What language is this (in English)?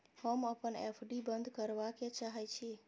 Maithili